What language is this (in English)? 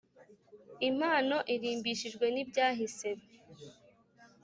Kinyarwanda